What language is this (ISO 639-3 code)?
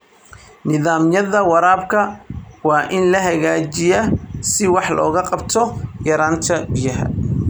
som